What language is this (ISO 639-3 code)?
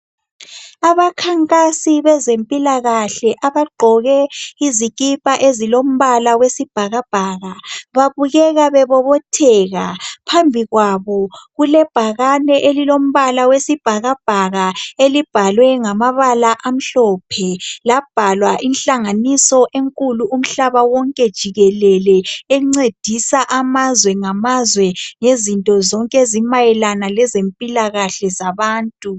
nde